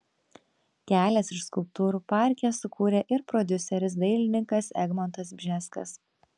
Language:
Lithuanian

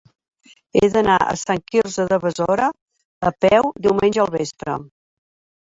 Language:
Catalan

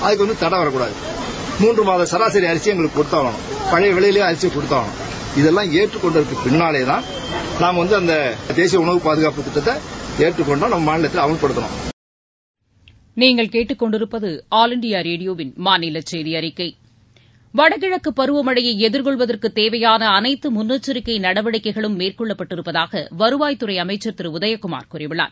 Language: Tamil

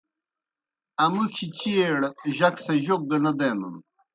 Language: Kohistani Shina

